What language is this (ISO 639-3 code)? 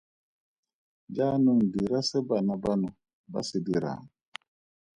tsn